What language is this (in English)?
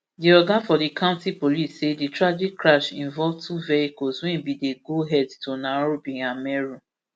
Nigerian Pidgin